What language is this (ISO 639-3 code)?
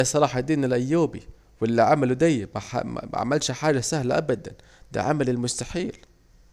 aec